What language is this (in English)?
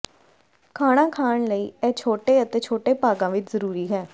Punjabi